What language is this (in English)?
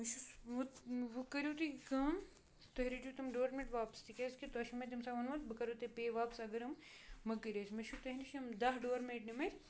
Kashmiri